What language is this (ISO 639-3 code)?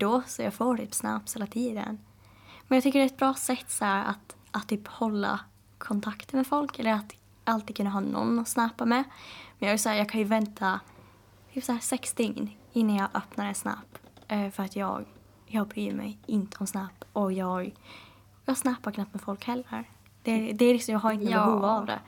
swe